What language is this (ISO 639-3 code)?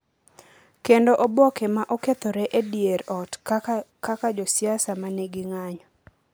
luo